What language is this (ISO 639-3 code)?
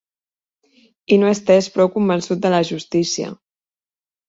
cat